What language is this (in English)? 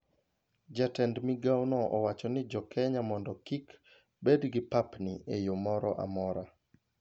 Luo (Kenya and Tanzania)